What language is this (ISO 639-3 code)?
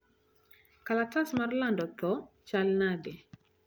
luo